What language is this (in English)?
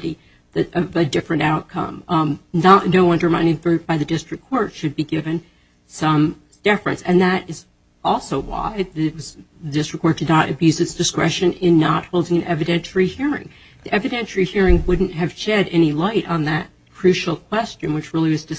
English